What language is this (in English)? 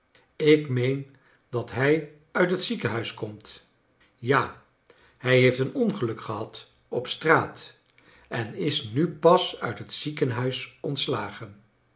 Dutch